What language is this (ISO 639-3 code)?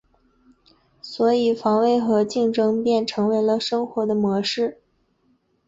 zho